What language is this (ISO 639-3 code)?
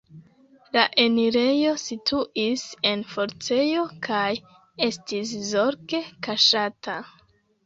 epo